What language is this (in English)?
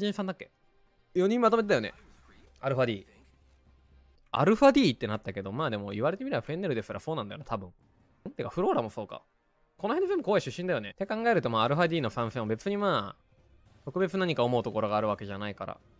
Japanese